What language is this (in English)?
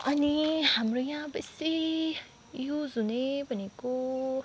Nepali